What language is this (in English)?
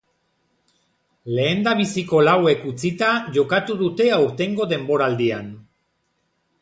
Basque